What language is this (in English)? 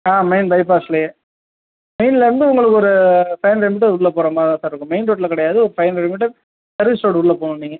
Tamil